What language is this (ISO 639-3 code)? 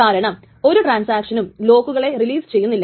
mal